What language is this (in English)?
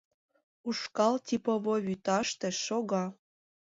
Mari